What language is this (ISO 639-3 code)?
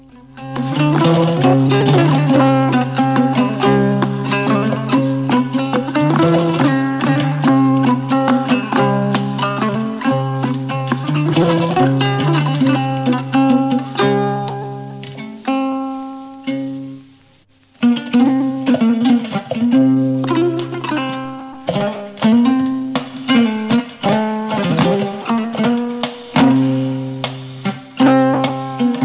ful